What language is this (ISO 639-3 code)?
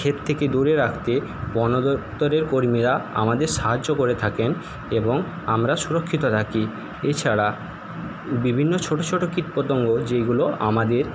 ben